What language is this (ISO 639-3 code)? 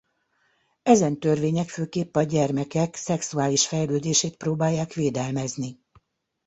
hun